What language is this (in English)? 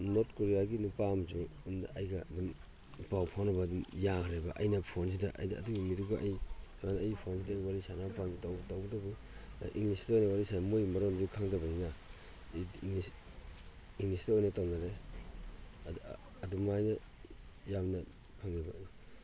Manipuri